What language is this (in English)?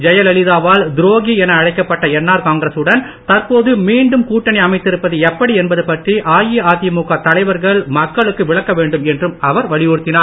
Tamil